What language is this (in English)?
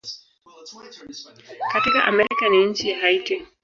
Swahili